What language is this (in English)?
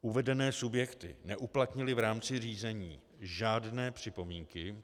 Czech